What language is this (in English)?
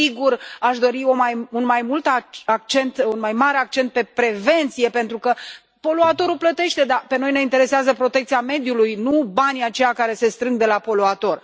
Romanian